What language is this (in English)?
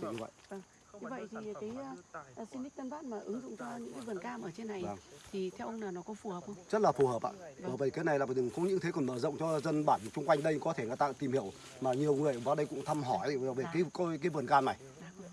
Vietnamese